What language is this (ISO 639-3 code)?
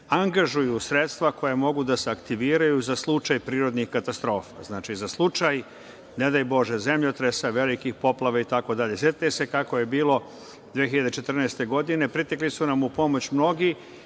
srp